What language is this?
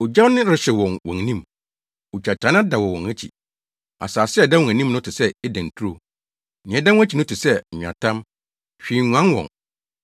Akan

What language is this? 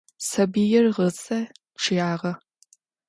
Adyghe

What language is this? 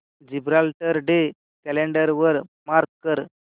Marathi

